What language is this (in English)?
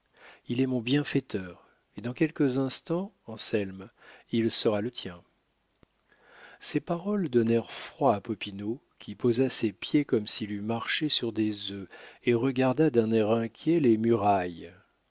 French